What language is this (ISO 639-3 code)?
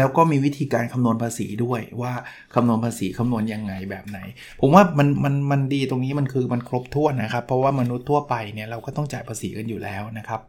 tha